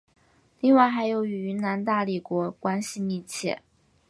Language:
Chinese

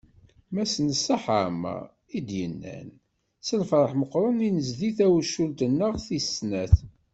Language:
Kabyle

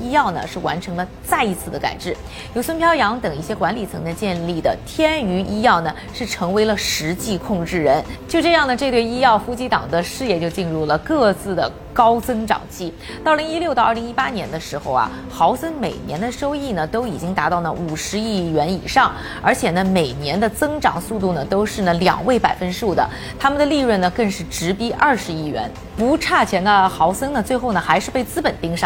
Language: Chinese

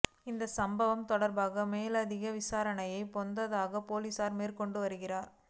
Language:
Tamil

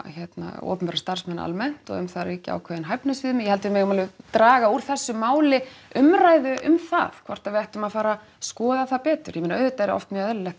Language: Icelandic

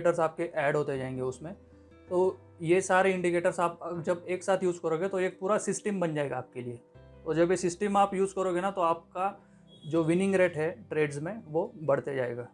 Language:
Hindi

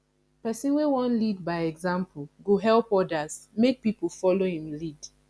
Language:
Nigerian Pidgin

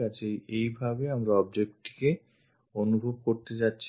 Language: Bangla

